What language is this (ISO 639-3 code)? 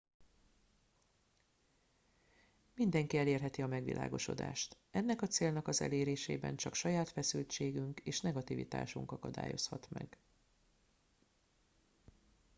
hun